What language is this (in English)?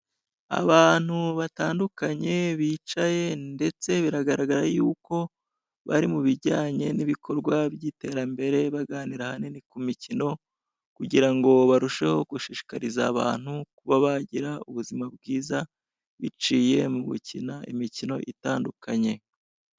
Kinyarwanda